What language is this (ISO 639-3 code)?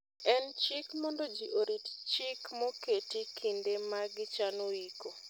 luo